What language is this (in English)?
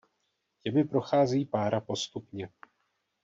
Czech